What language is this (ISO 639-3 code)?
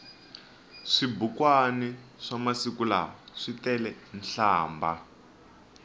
tso